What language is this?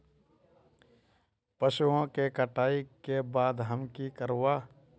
Magahi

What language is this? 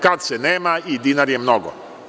Serbian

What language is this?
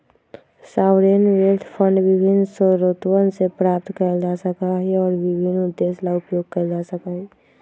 Magahi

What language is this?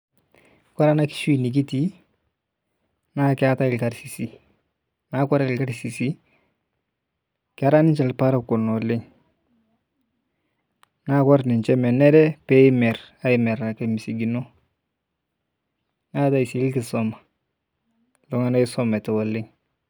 Masai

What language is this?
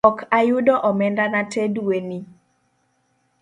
Luo (Kenya and Tanzania)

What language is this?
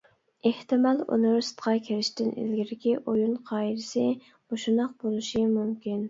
Uyghur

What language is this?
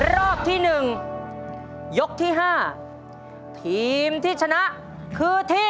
Thai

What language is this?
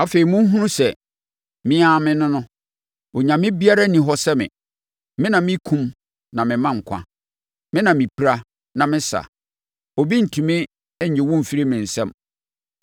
Akan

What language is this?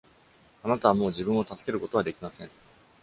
Japanese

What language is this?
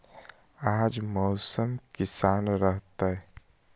Magahi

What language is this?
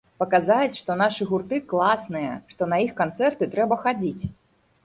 Belarusian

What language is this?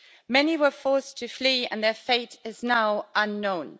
English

